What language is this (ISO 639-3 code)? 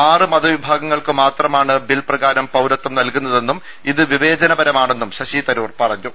mal